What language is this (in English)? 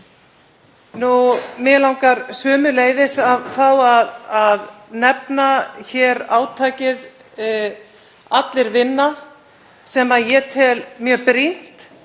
Icelandic